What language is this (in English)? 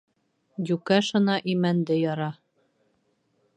Bashkir